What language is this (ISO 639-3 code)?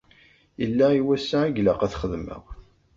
kab